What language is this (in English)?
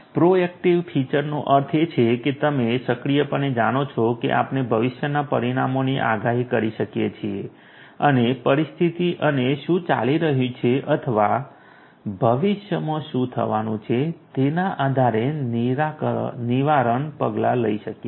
Gujarati